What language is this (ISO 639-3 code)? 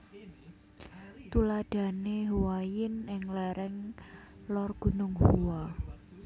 jav